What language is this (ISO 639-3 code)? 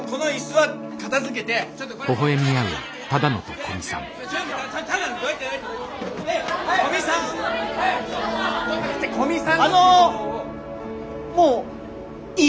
jpn